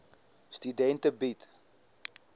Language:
Afrikaans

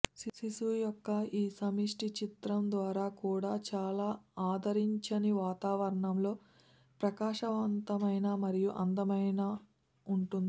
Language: Telugu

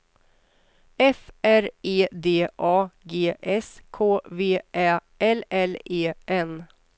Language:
Swedish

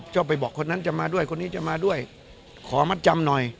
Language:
Thai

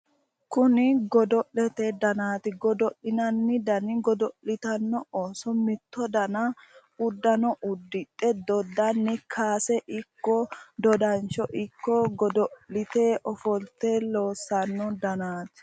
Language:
Sidamo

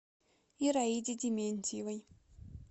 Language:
Russian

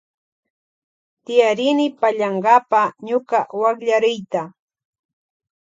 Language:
Loja Highland Quichua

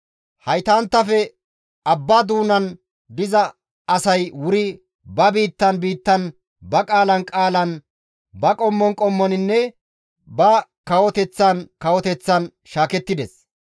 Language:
Gamo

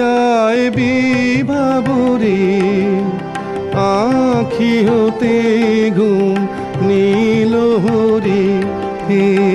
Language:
Malayalam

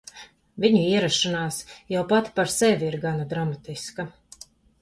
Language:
Latvian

